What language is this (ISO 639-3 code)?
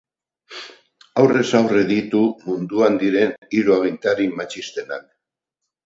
eus